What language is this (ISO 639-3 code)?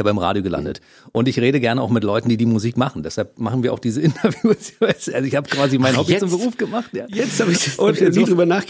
deu